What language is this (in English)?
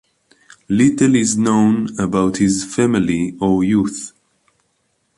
English